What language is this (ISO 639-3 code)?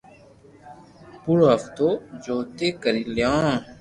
lrk